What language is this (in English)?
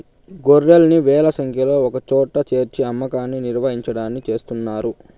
Telugu